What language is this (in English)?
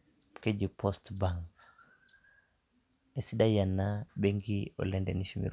Masai